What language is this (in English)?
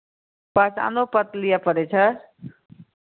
Maithili